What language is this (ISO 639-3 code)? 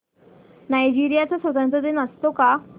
mar